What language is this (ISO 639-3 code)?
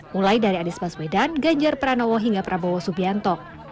ind